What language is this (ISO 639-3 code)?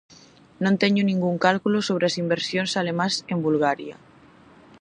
glg